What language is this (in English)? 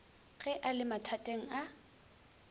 Northern Sotho